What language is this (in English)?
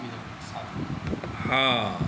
Maithili